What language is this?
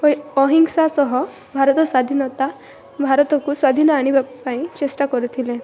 Odia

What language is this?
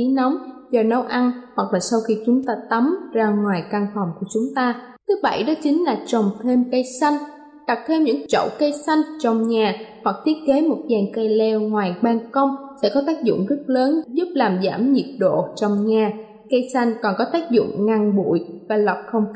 Vietnamese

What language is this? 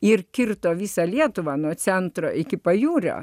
Lithuanian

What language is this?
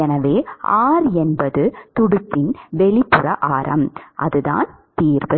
Tamil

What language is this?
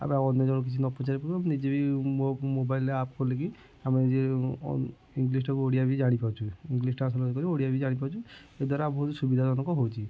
Odia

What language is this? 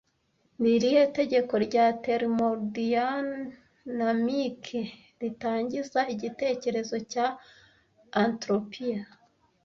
Kinyarwanda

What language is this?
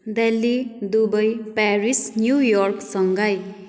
Nepali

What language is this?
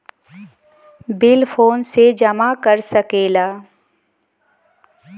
Bhojpuri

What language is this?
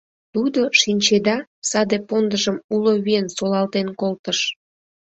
Mari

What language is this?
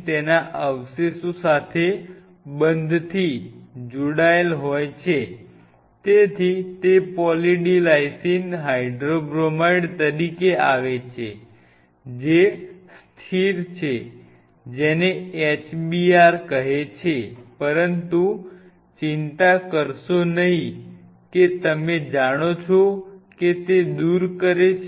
Gujarati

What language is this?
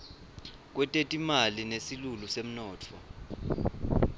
Swati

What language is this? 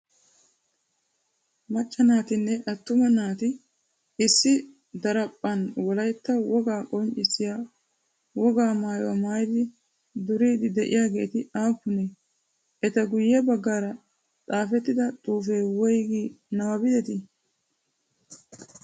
Wolaytta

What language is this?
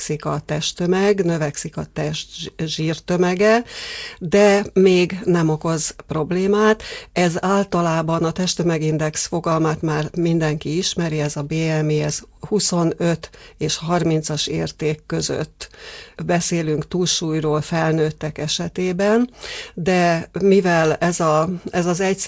Hungarian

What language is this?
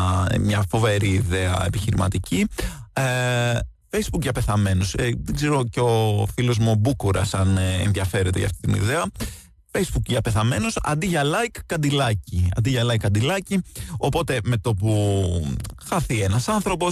Greek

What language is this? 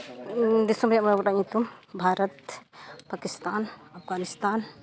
Santali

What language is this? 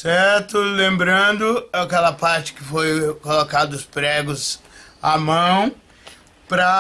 Portuguese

